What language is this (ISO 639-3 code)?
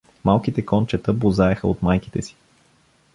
bul